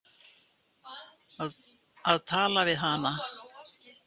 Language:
Icelandic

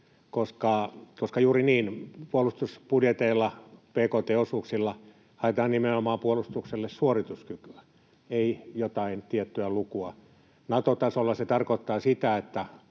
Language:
Finnish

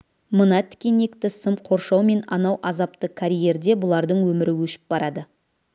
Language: Kazakh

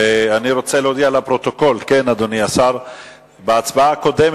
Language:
Hebrew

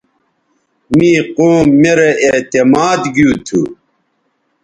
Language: Bateri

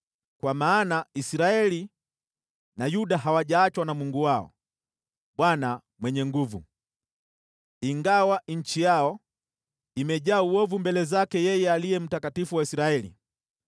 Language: Swahili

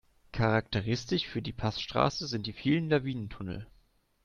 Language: German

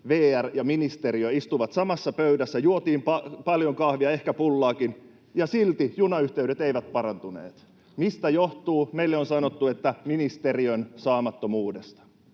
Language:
Finnish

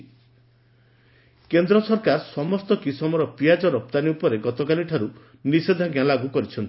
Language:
Odia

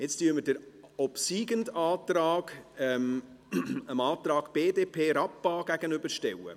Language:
Swiss German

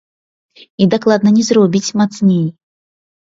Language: Belarusian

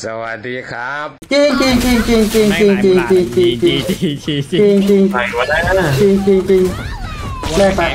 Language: Thai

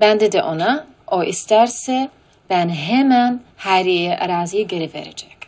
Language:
Turkish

